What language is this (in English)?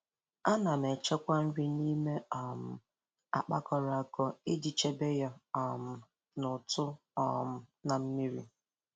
Igbo